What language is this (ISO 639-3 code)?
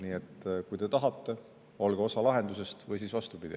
est